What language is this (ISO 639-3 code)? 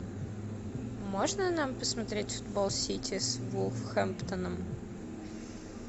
rus